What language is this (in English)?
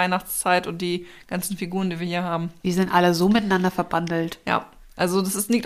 German